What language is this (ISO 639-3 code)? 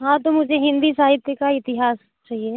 hin